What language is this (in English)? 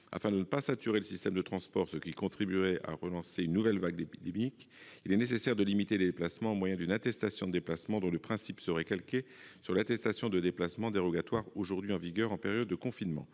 French